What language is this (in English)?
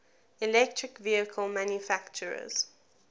English